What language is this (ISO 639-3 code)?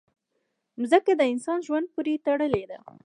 pus